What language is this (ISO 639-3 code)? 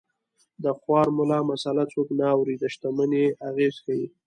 pus